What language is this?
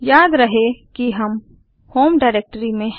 Hindi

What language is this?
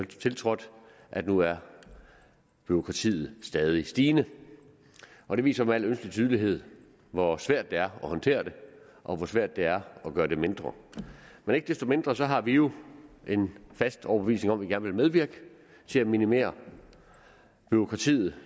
Danish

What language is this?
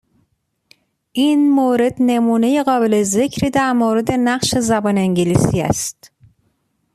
Persian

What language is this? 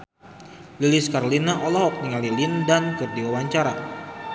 Sundanese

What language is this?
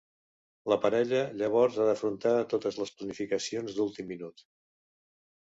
Catalan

